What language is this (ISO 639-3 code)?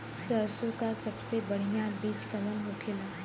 bho